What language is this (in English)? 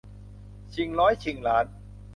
Thai